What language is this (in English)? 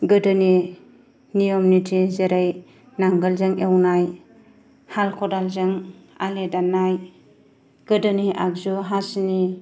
Bodo